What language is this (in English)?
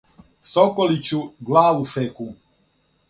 Serbian